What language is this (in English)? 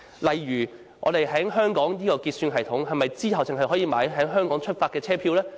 Cantonese